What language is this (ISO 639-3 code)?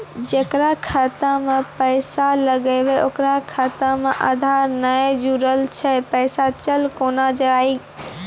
mai